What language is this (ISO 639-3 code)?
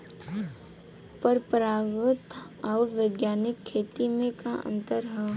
bho